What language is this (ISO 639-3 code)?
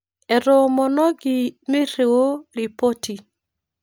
mas